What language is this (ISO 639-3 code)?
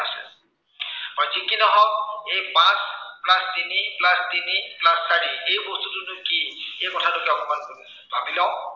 asm